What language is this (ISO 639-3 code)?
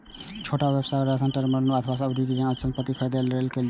mai